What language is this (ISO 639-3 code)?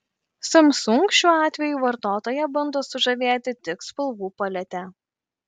lit